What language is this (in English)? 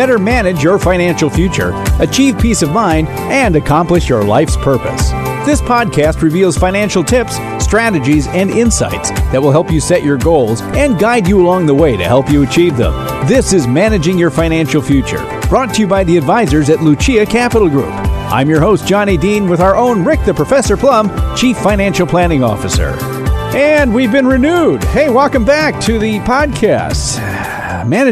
English